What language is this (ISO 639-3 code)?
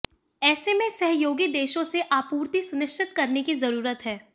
hin